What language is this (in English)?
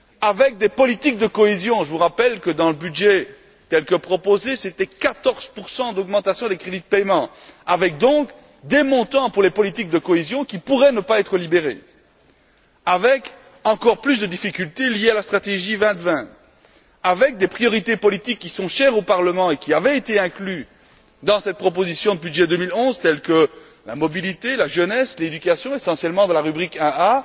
French